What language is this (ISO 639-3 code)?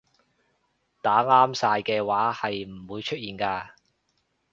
yue